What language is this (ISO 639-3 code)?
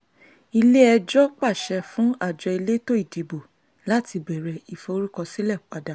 yor